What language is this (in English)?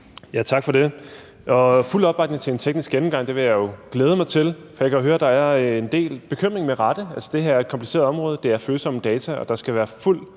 Danish